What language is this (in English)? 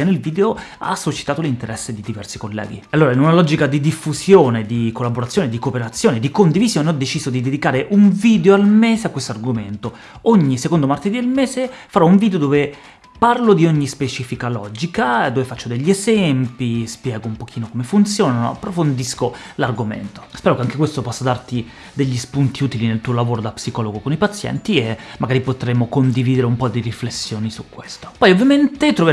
Italian